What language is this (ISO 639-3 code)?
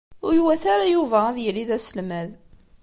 kab